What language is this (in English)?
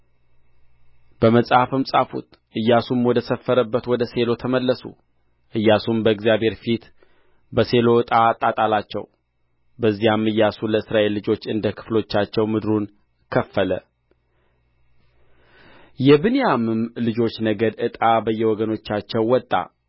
Amharic